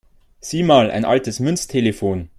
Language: German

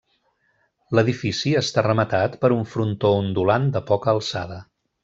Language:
Catalan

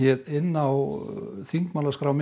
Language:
Icelandic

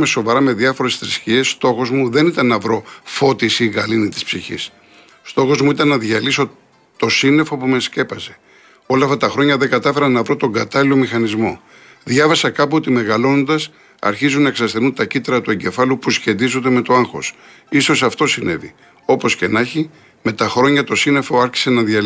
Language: Greek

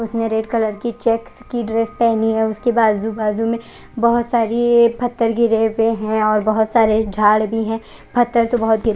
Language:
Hindi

